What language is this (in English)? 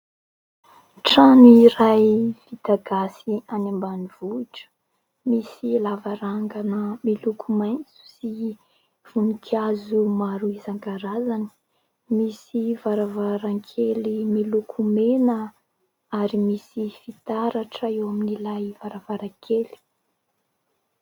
Malagasy